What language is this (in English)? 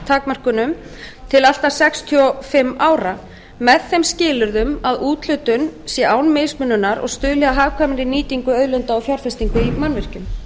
Icelandic